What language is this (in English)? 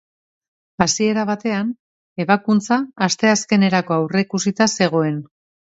Basque